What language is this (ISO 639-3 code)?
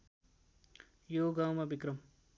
nep